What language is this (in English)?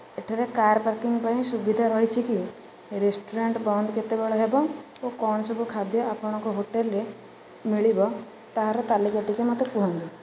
Odia